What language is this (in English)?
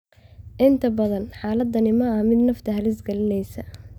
Somali